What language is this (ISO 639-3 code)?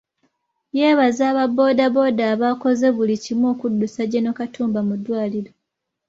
lug